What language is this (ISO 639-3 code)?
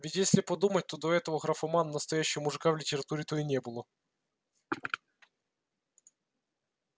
rus